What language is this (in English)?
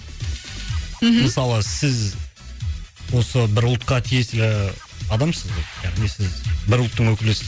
Kazakh